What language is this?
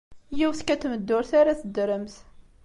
Kabyle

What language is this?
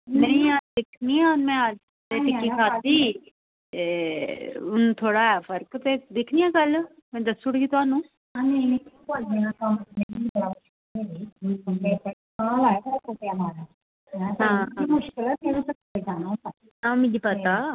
Dogri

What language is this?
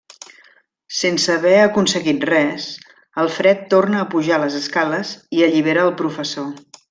Catalan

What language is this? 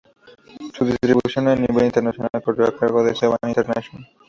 Spanish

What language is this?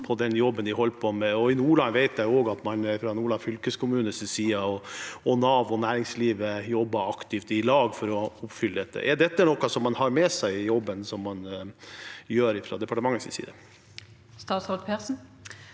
Norwegian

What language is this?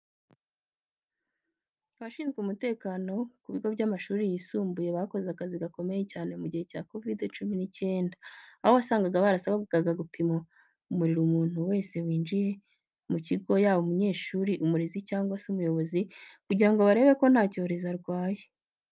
Kinyarwanda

